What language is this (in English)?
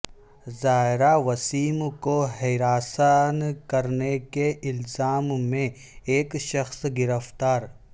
Urdu